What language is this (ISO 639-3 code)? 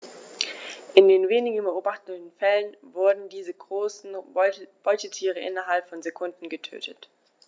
deu